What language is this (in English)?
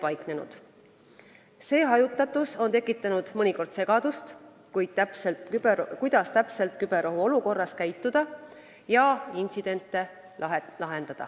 Estonian